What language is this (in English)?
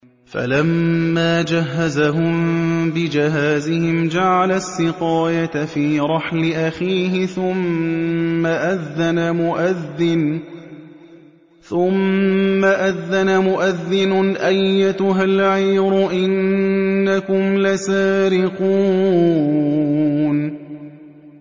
Arabic